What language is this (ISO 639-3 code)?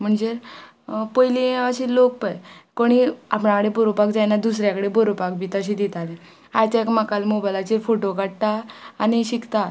kok